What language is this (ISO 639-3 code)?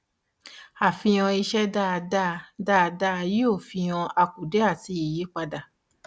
yor